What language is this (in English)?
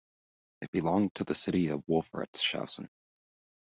English